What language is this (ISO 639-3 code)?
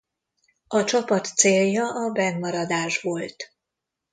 hun